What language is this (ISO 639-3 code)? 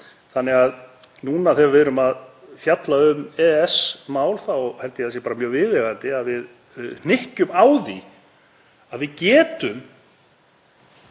isl